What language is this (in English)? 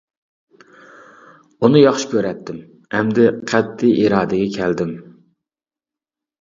Uyghur